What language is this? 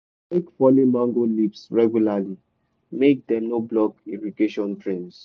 Nigerian Pidgin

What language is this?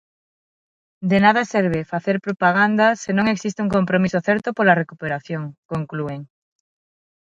Galician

